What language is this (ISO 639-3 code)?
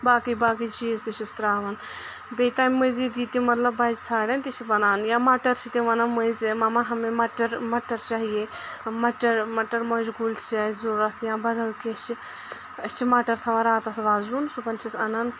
kas